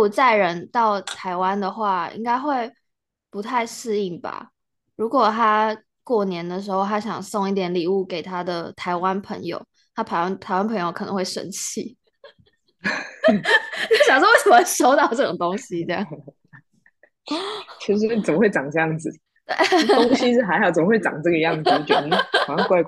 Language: Chinese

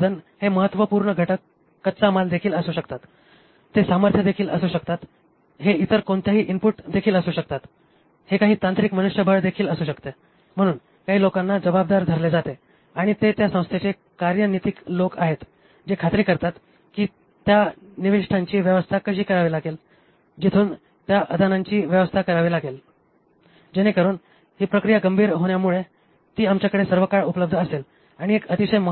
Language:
Marathi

